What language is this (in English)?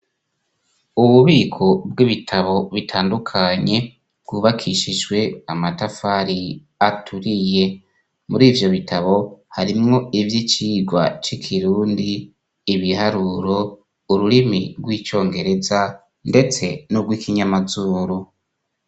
Rundi